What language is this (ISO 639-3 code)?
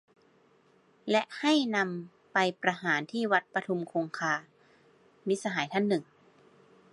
tha